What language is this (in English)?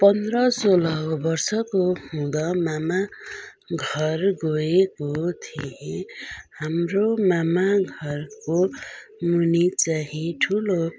Nepali